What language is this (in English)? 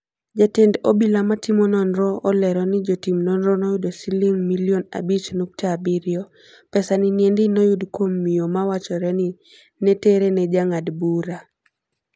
Luo (Kenya and Tanzania)